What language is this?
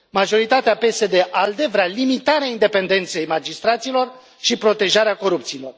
Romanian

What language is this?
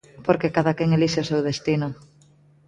Galician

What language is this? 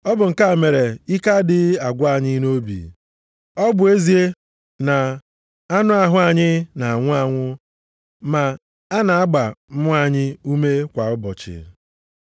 Igbo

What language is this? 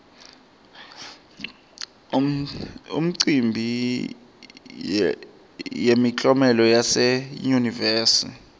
Swati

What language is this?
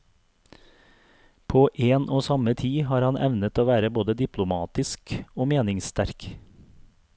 Norwegian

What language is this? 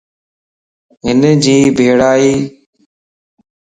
Lasi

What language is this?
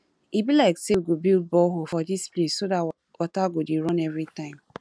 Nigerian Pidgin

